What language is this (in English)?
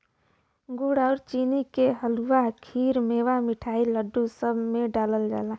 Bhojpuri